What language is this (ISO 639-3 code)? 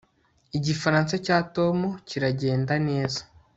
kin